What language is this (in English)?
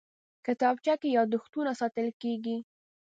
Pashto